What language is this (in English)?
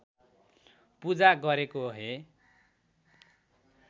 Nepali